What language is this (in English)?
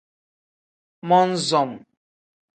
Tem